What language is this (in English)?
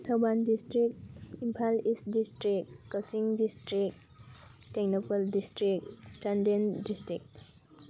Manipuri